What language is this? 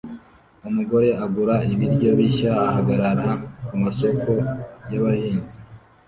Kinyarwanda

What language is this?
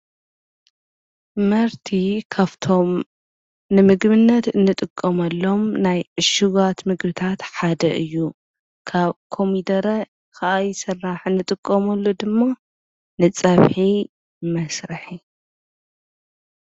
Tigrinya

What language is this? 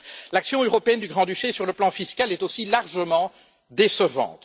French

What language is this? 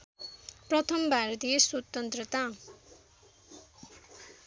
Nepali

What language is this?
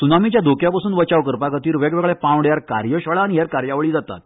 Konkani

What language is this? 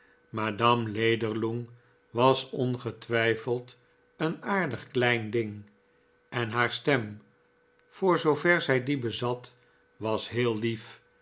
Dutch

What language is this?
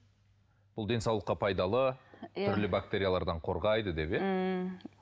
Kazakh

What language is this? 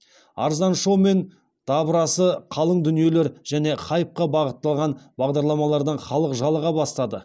Kazakh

